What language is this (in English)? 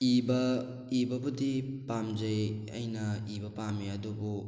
Manipuri